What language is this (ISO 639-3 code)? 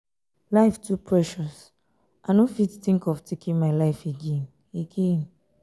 pcm